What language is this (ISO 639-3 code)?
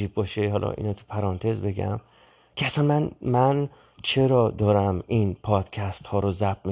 fas